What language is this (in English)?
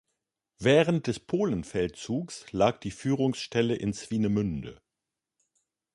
German